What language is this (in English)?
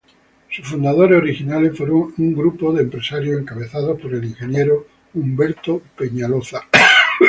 Spanish